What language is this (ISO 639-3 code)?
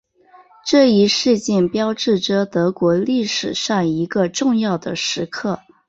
zho